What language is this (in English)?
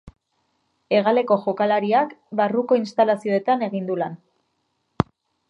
Basque